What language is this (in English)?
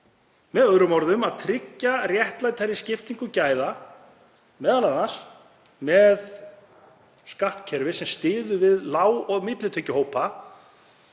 Icelandic